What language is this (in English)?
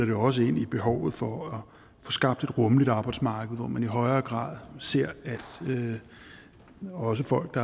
Danish